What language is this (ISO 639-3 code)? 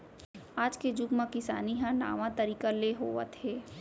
hne